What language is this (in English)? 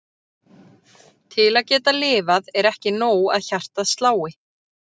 Icelandic